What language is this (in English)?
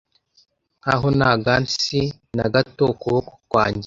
Kinyarwanda